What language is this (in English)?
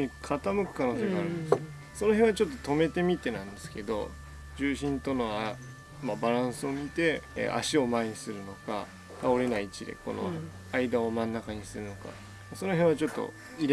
Japanese